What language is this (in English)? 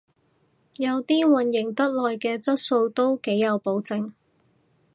Cantonese